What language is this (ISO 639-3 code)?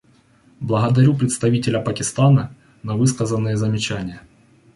rus